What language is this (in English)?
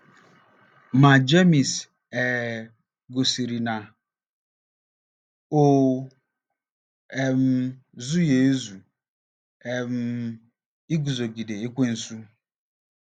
Igbo